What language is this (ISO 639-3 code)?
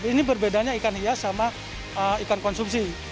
ind